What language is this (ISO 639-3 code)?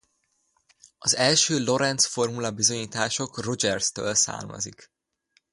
hun